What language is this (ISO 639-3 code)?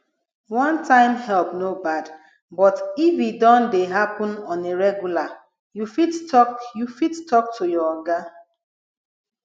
pcm